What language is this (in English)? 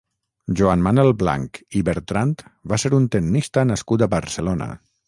Catalan